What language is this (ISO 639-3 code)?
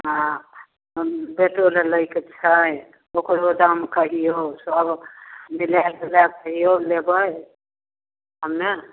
mai